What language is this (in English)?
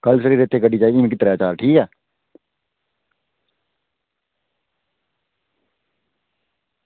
Dogri